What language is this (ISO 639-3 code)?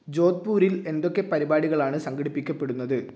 mal